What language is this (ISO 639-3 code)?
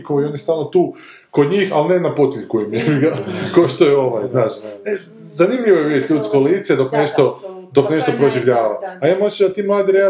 hrv